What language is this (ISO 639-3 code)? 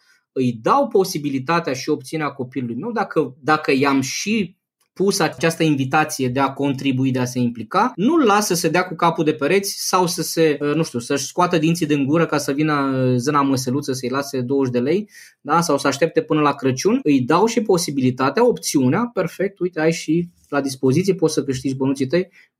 ron